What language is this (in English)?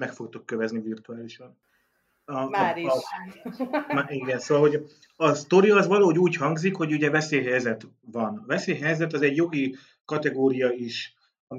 Hungarian